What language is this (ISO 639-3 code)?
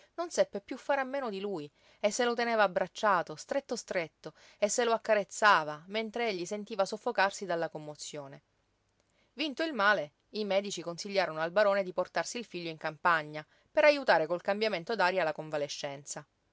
ita